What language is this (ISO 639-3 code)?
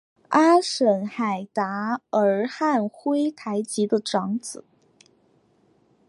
zho